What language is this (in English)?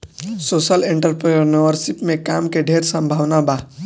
Bhojpuri